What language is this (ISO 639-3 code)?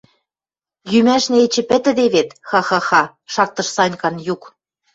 mrj